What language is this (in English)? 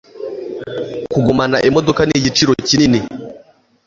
Kinyarwanda